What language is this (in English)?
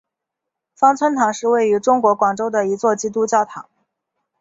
Chinese